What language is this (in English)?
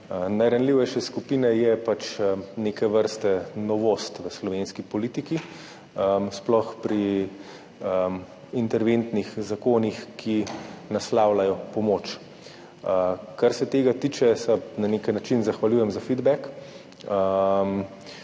Slovenian